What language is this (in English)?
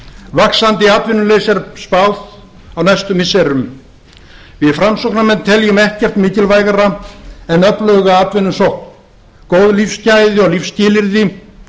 Icelandic